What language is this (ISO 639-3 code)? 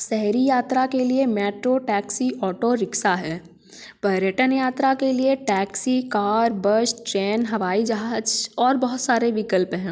hin